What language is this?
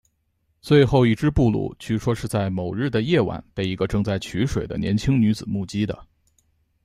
Chinese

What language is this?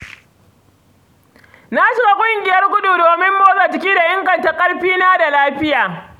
Hausa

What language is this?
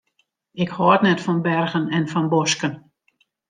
Western Frisian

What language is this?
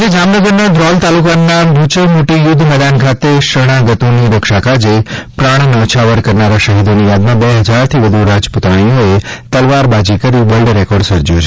Gujarati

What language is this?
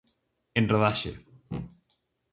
Galician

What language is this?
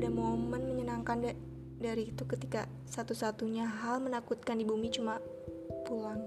Indonesian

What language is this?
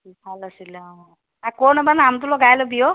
Assamese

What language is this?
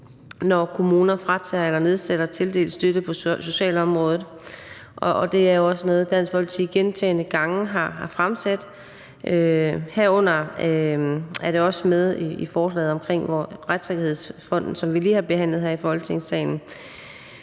Danish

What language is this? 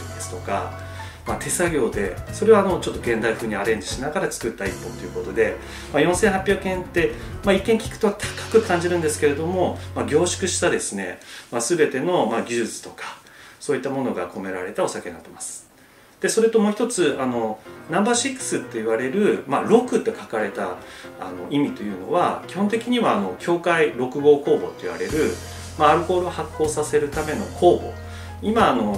Japanese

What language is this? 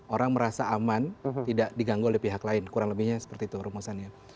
Indonesian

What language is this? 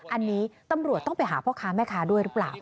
Thai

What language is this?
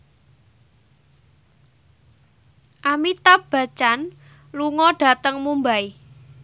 Javanese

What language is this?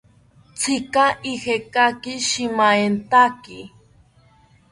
South Ucayali Ashéninka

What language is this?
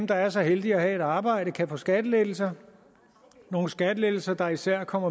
Danish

